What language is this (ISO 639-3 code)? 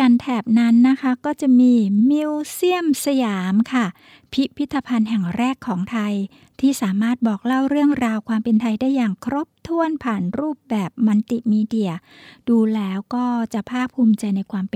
tha